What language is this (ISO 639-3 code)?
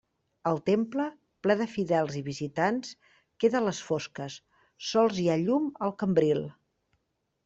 cat